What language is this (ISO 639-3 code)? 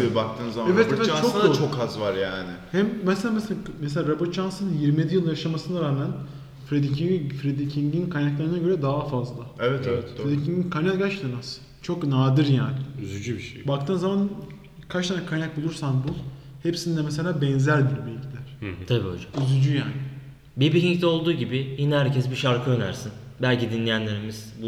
tur